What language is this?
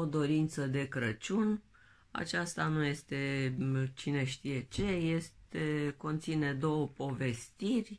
Romanian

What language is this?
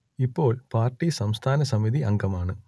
Malayalam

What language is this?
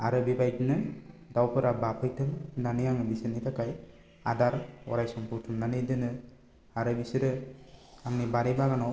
Bodo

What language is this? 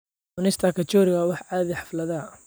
Somali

